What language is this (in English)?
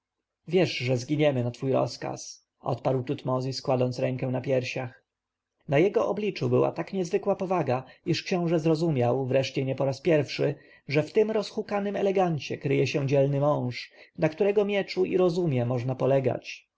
Polish